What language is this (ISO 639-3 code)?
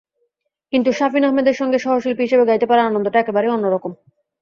ben